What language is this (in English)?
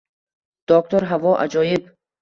Uzbek